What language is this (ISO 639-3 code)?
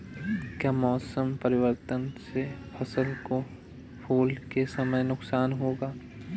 hin